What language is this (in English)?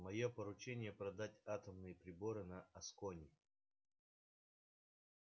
Russian